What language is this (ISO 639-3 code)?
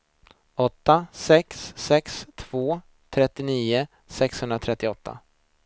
swe